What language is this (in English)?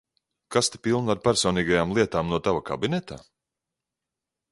Latvian